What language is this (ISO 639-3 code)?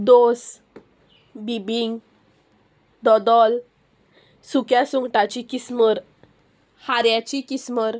kok